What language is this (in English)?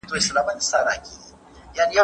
Pashto